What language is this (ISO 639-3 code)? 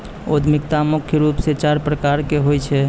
mai